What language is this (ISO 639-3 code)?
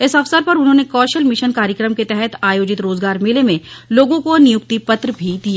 hin